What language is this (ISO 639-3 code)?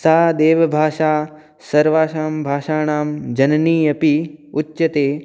san